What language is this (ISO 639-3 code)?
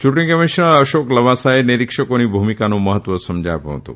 guj